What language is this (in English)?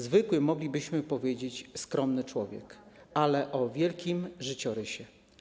Polish